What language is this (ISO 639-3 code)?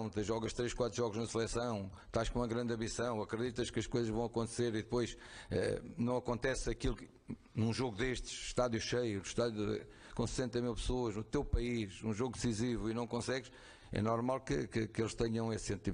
por